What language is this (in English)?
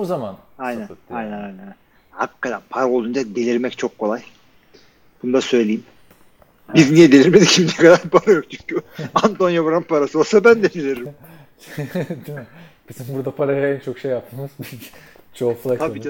Turkish